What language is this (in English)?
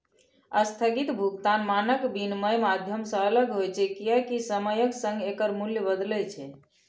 Maithili